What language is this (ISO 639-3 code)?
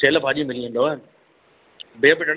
snd